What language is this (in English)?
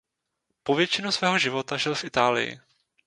Czech